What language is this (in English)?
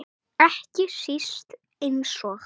Icelandic